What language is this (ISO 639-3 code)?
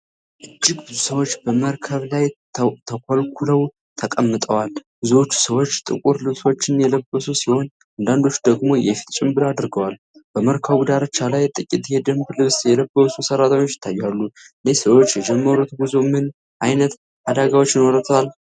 amh